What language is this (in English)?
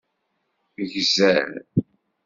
Kabyle